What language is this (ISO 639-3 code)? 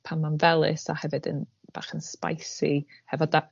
cym